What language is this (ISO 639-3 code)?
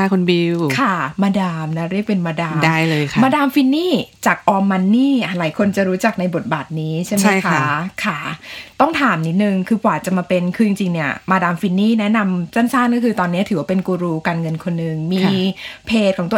tha